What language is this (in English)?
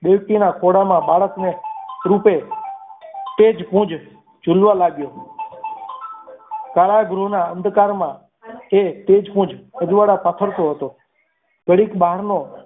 Gujarati